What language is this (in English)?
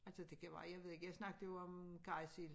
Danish